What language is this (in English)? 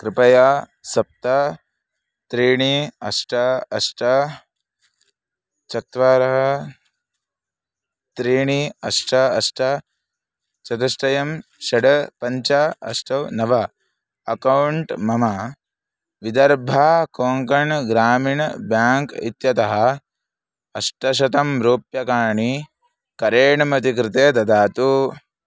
Sanskrit